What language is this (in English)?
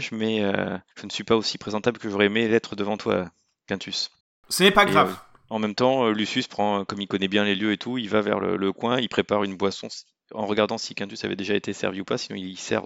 French